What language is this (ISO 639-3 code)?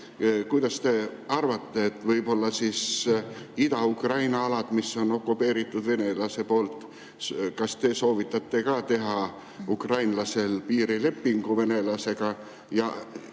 est